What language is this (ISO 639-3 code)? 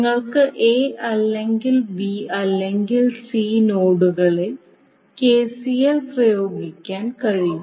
mal